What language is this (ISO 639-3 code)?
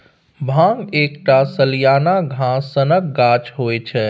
mai